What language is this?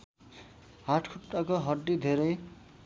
Nepali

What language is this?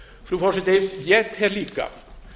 Icelandic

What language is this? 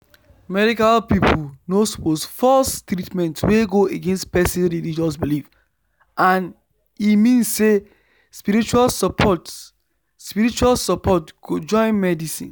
Nigerian Pidgin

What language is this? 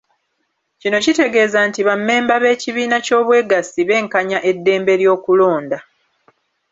Ganda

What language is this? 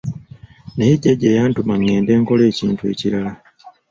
Ganda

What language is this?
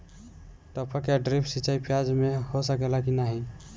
Bhojpuri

